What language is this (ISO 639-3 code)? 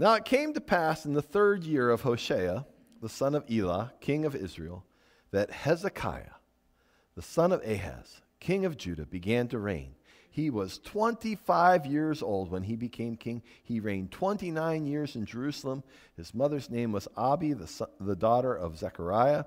eng